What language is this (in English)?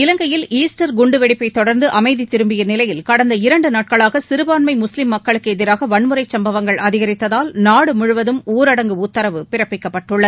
Tamil